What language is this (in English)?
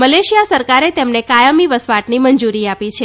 Gujarati